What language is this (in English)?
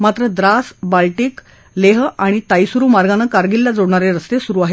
Marathi